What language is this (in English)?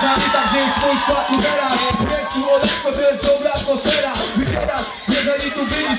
Czech